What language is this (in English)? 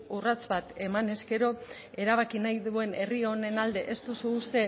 Basque